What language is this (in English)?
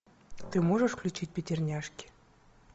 Russian